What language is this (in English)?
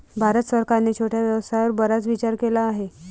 Marathi